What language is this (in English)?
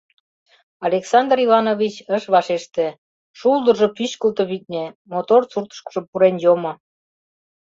Mari